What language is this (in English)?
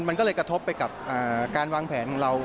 Thai